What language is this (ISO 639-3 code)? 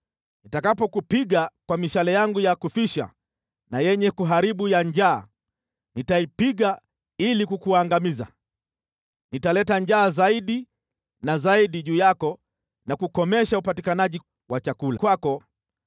swa